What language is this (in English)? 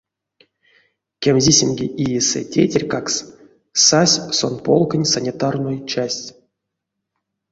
Erzya